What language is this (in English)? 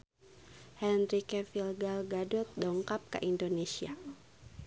Sundanese